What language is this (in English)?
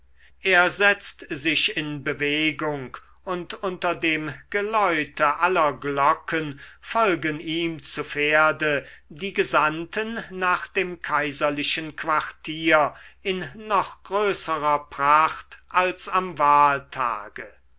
German